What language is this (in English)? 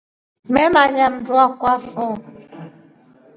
Rombo